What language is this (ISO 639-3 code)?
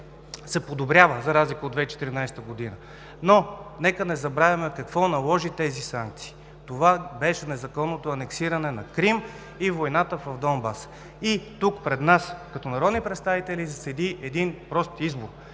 bul